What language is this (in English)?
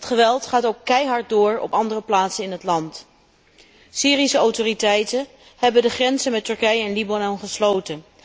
Dutch